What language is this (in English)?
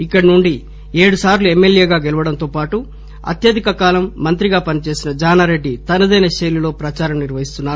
Telugu